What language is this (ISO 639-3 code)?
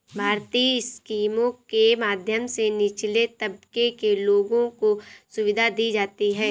hin